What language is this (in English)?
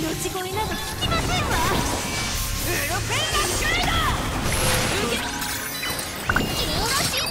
Japanese